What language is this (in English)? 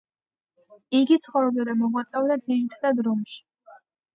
Georgian